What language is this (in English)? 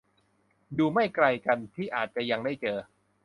Thai